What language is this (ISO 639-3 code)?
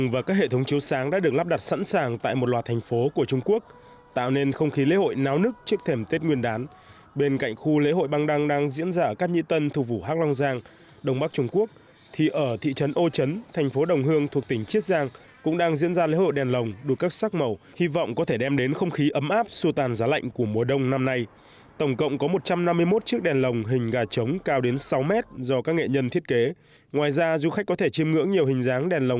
vie